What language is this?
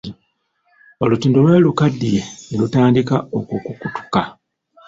Ganda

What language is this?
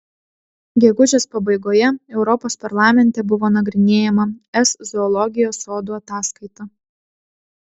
Lithuanian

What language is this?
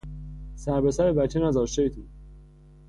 Persian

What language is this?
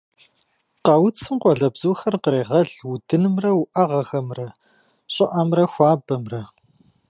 Kabardian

